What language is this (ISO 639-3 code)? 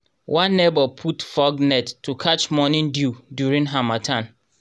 pcm